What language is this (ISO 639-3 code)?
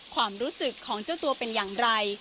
tha